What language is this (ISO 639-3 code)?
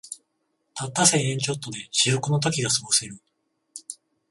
jpn